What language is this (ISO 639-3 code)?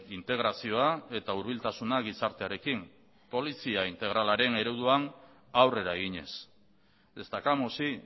eus